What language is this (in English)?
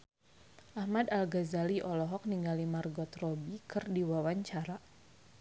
Sundanese